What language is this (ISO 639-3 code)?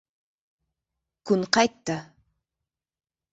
uzb